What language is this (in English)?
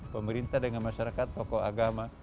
Indonesian